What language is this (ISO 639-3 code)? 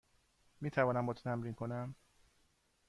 fas